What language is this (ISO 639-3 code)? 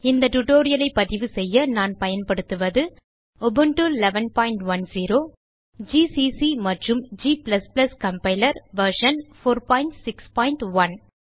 tam